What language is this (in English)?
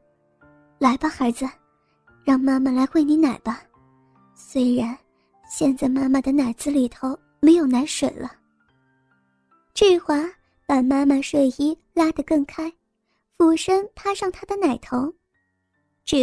Chinese